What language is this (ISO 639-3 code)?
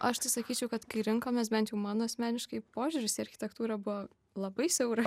lit